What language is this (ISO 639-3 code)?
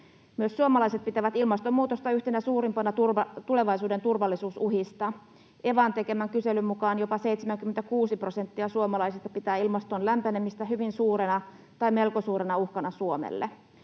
fin